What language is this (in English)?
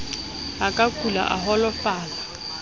Southern Sotho